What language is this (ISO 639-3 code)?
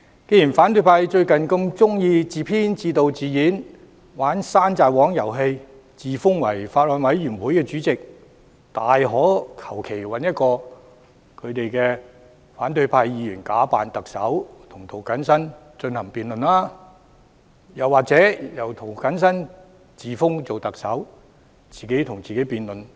yue